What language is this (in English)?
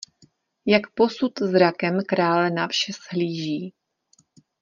Czech